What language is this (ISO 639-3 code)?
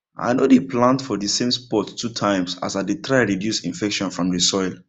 pcm